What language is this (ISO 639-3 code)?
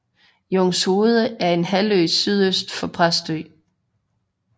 dan